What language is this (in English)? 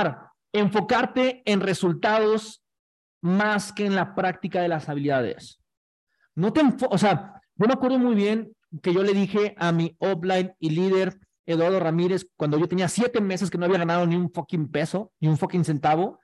Spanish